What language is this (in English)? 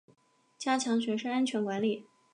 Chinese